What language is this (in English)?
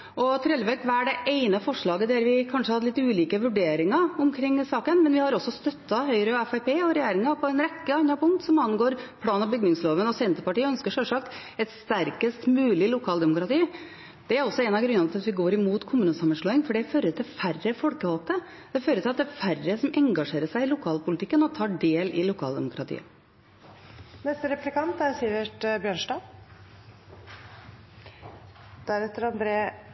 Norwegian Bokmål